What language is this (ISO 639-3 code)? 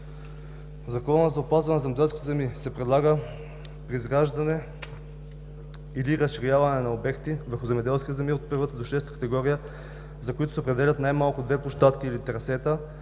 bul